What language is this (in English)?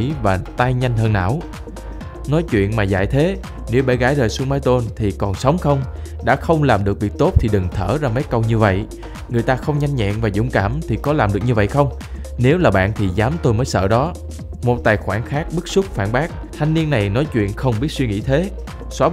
Vietnamese